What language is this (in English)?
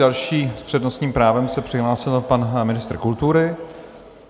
Czech